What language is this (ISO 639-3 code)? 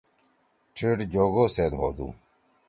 trw